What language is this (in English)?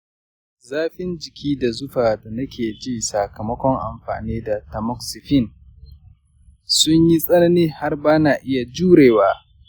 Hausa